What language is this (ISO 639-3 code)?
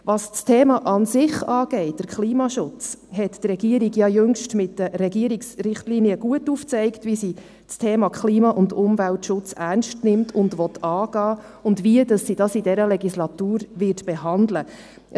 gsw